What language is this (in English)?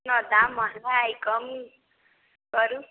Maithili